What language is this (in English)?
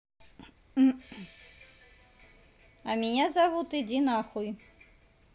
Russian